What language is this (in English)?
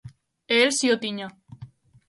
Galician